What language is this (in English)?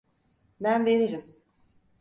Turkish